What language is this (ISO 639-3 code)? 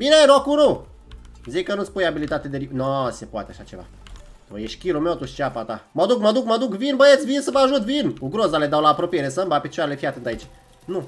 ron